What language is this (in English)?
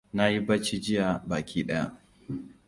Hausa